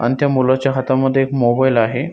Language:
Marathi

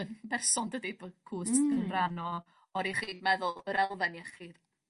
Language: Welsh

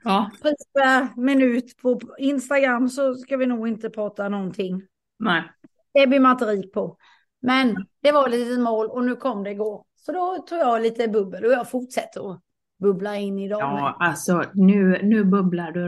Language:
Swedish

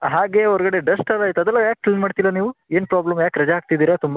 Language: Kannada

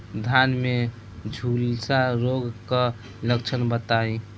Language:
Bhojpuri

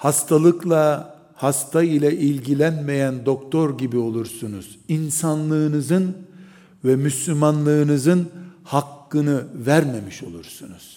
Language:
Turkish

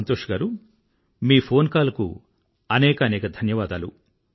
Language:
Telugu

